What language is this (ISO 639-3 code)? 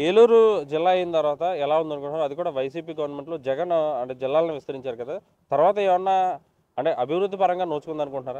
tel